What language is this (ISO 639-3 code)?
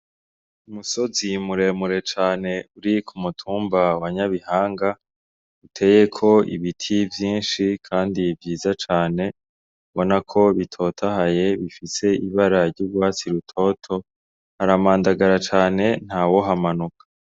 run